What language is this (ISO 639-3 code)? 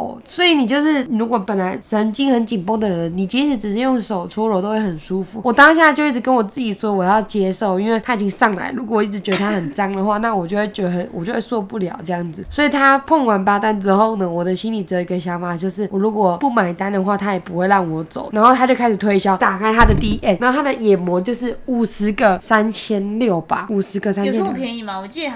zho